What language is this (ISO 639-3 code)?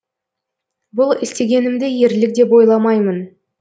kaz